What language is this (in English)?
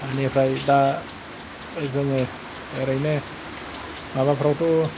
Bodo